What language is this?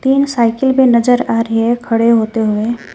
Hindi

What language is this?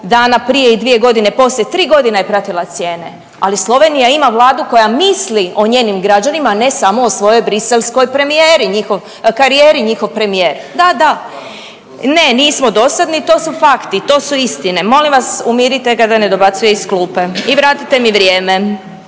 Croatian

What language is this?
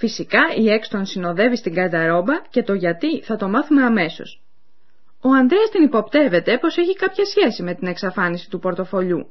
Greek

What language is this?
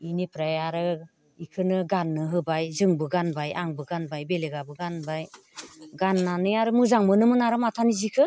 Bodo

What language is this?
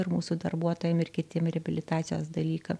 Lithuanian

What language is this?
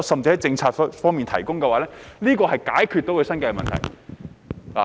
Cantonese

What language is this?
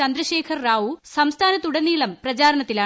Malayalam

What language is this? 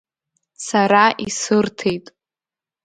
Abkhazian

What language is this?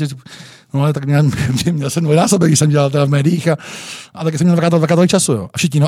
Czech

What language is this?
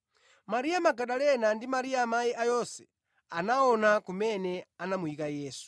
Nyanja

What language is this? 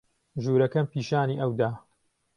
Central Kurdish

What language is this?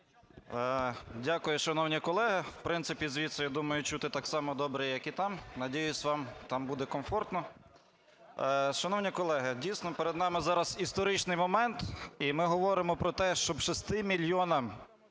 Ukrainian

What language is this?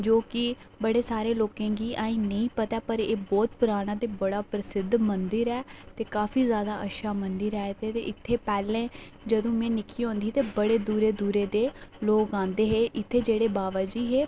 Dogri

